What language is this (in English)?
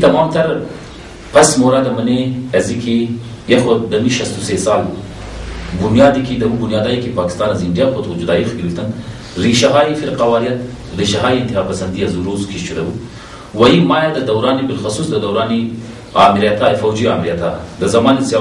Persian